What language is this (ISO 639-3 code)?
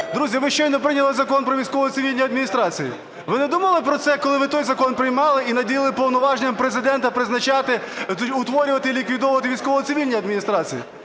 ukr